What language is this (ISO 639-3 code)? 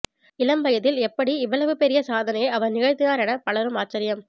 tam